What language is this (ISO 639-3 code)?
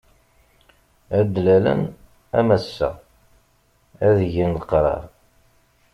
kab